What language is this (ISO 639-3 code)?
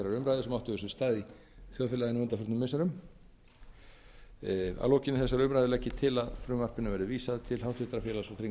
isl